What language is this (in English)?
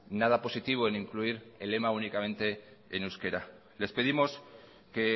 Spanish